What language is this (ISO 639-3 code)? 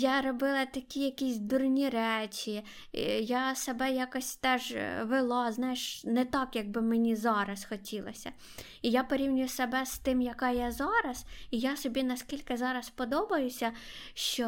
ukr